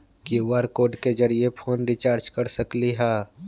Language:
Magahi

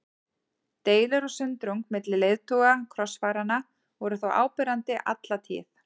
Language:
Icelandic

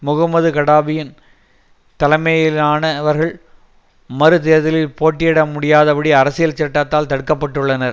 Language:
Tamil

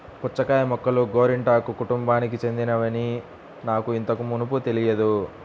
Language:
Telugu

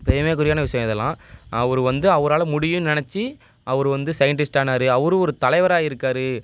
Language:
Tamil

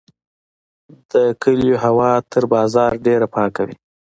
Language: Pashto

